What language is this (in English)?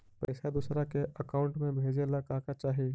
Magahi